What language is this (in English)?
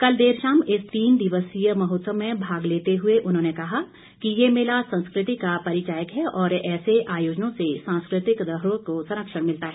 Hindi